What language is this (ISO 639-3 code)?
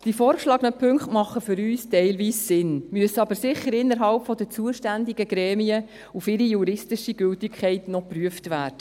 gsw